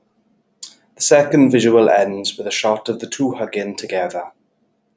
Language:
English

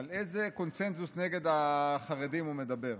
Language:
Hebrew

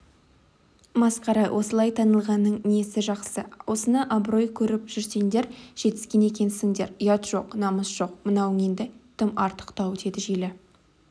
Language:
Kazakh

